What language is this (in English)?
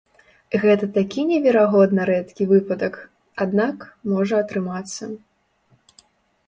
Belarusian